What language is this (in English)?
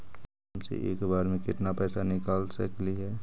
Magahi